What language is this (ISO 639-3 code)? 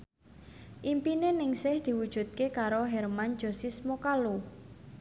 jav